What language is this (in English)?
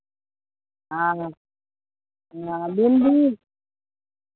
Maithili